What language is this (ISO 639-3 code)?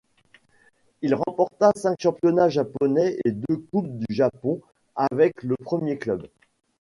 fra